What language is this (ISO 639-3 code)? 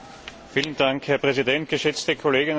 deu